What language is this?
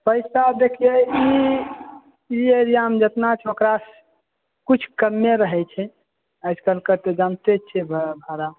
Maithili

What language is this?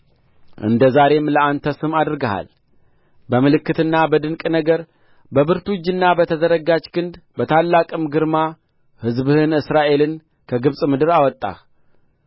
Amharic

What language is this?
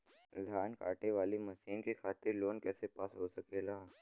Bhojpuri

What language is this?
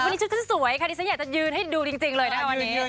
Thai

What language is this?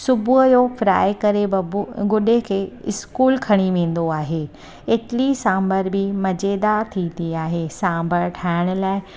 Sindhi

